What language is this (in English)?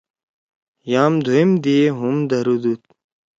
Torwali